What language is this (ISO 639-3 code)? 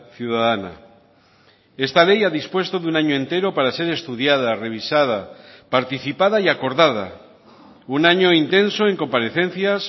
spa